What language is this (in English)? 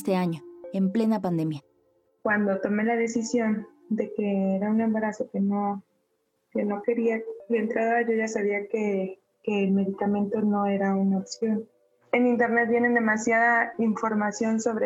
Spanish